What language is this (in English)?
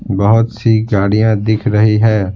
Hindi